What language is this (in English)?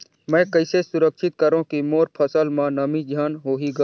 Chhattisgarhi